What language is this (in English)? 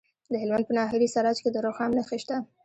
Pashto